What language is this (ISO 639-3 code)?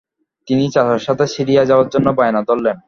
ben